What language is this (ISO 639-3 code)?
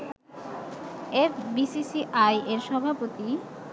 ben